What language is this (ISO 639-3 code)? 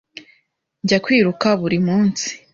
kin